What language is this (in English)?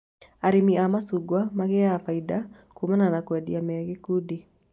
Kikuyu